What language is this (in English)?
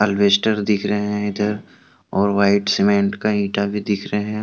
Hindi